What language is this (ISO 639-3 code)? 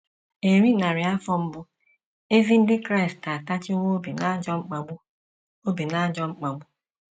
ibo